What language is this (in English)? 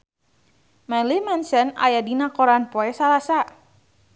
Sundanese